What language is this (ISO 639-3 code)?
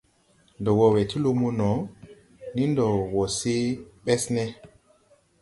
tui